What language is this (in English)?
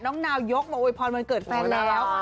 Thai